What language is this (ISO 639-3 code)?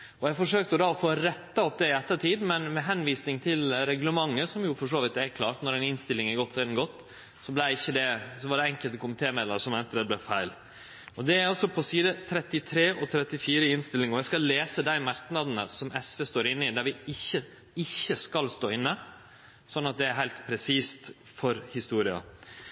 nno